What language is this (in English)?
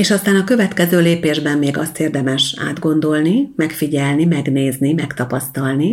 Hungarian